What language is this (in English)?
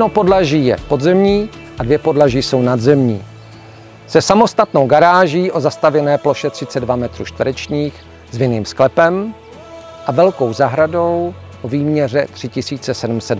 Czech